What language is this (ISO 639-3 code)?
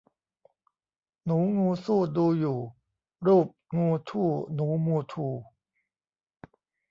tha